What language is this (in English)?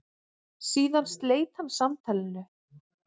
Icelandic